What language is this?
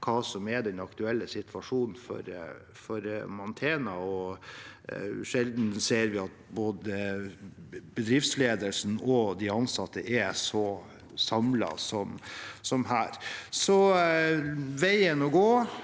Norwegian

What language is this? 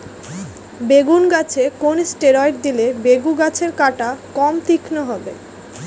Bangla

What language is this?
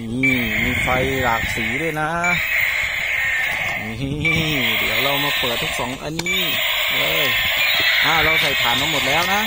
Thai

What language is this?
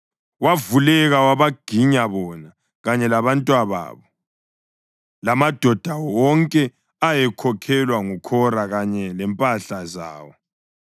North Ndebele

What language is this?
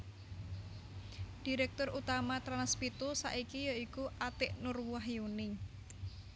Javanese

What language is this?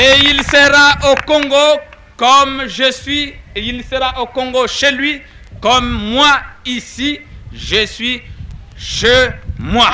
French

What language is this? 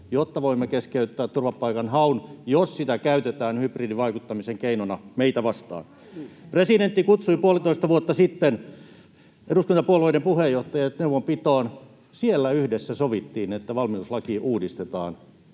Finnish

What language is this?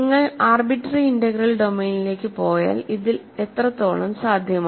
Malayalam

